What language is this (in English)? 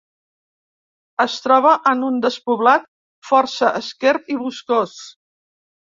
Catalan